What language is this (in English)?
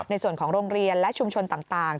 Thai